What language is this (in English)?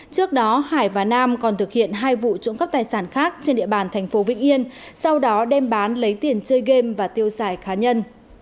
Vietnamese